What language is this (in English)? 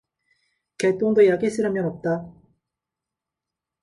Korean